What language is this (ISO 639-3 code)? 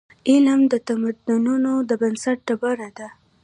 pus